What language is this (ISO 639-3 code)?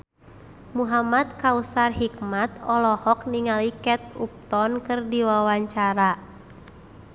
sun